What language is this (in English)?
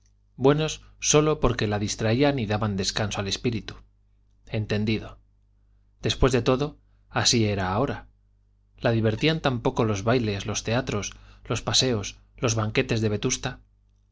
Spanish